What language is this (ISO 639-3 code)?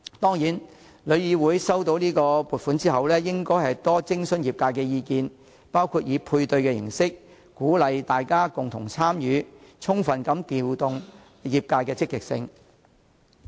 yue